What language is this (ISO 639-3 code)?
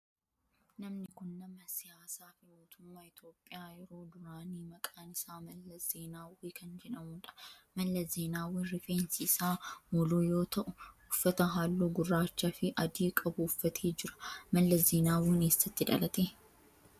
orm